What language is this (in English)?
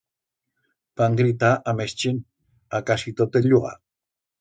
Aragonese